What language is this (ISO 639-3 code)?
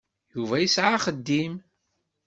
kab